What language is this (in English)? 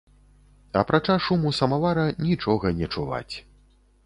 Belarusian